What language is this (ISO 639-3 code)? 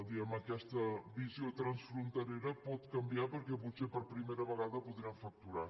cat